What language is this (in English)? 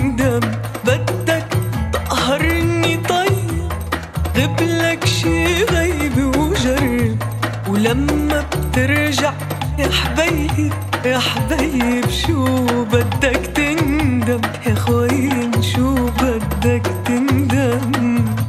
Arabic